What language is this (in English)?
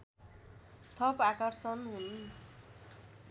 Nepali